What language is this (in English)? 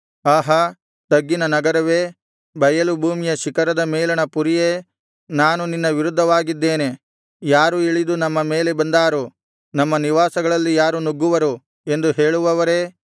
Kannada